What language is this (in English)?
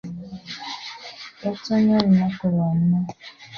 Ganda